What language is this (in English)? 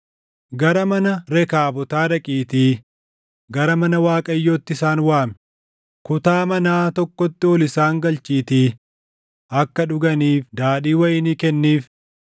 Oromo